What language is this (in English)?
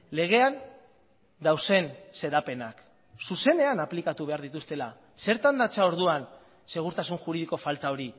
Basque